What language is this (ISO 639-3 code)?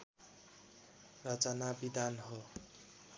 nep